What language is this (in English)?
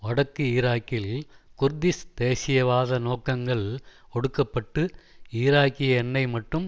Tamil